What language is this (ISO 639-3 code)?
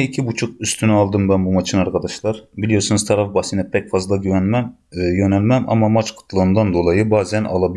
tur